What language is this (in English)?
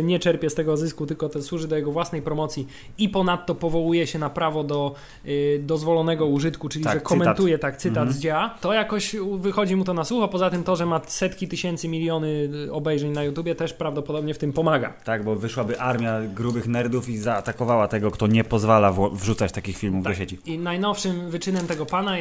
Polish